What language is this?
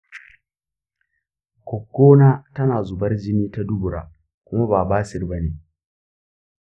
Hausa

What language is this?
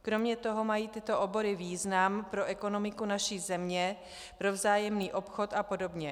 Czech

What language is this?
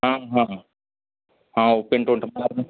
Hindi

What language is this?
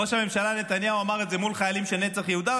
Hebrew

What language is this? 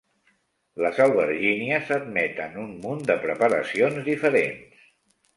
Catalan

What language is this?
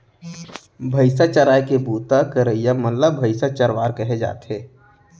Chhattisgarhi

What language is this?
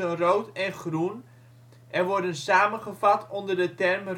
Dutch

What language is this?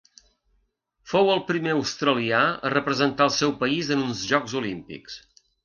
Catalan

